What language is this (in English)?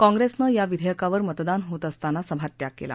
Marathi